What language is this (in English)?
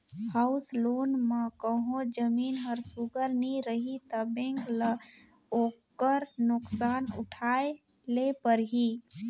Chhattisgarhi